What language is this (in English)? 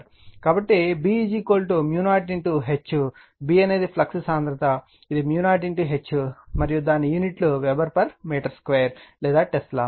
Telugu